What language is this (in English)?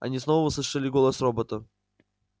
Russian